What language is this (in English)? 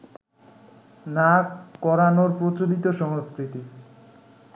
Bangla